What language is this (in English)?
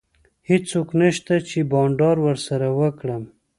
Pashto